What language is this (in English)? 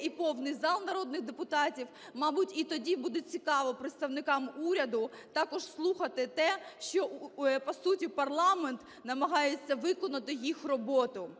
Ukrainian